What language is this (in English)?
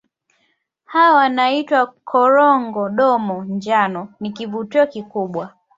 Swahili